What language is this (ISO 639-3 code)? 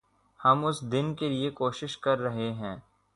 urd